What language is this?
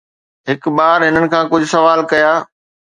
Sindhi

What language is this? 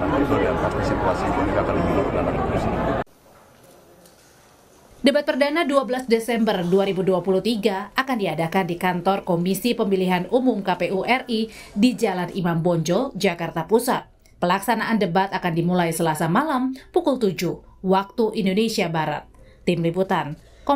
Indonesian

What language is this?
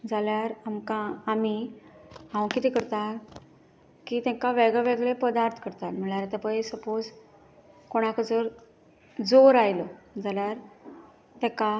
Konkani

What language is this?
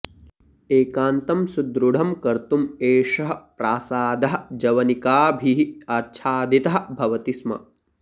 Sanskrit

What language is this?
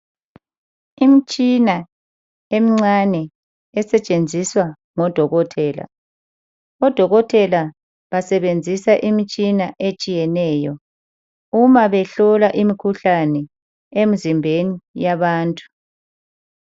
North Ndebele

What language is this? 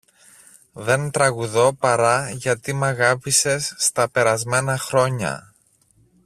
Greek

